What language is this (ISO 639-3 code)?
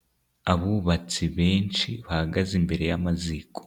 kin